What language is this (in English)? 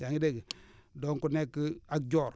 Wolof